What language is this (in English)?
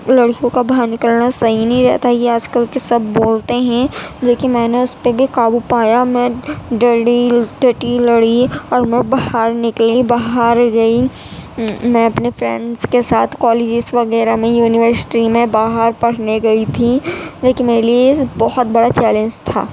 Urdu